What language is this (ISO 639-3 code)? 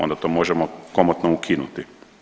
hrv